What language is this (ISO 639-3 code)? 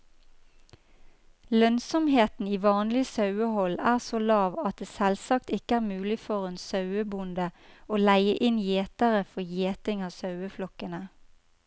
nor